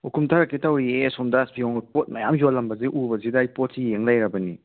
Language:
Manipuri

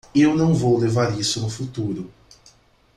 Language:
Portuguese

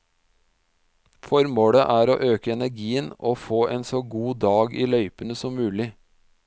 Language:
Norwegian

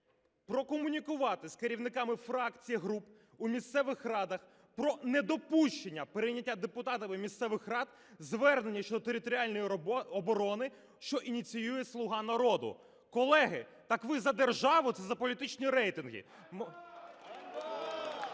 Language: Ukrainian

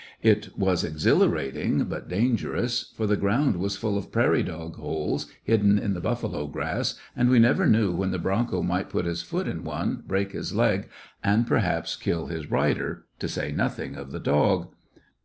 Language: English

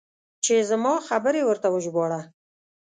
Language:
Pashto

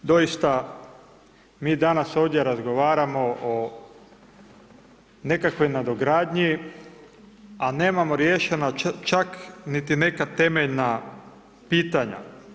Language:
Croatian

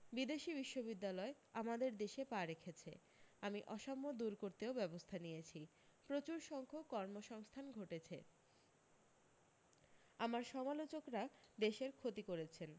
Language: Bangla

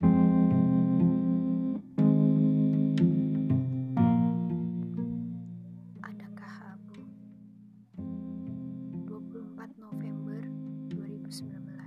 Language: Indonesian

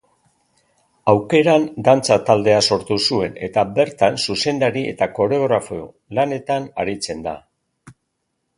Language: Basque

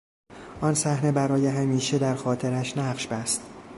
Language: Persian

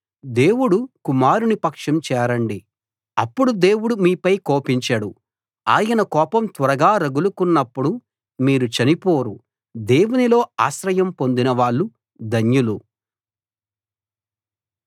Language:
Telugu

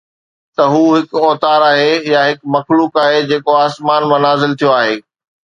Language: Sindhi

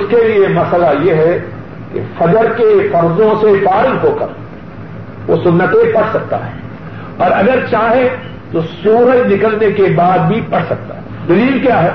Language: Urdu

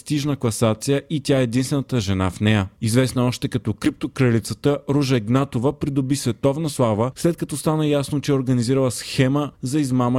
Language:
Bulgarian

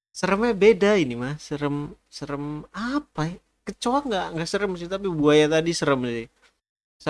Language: Indonesian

